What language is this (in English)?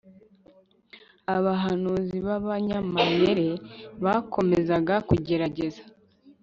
Kinyarwanda